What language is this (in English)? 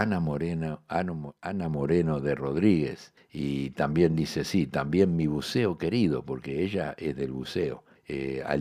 Spanish